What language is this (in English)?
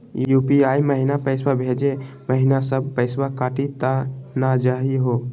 Magahi